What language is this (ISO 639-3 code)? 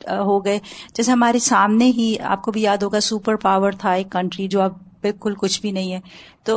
urd